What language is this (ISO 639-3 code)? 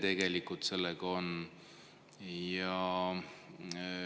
est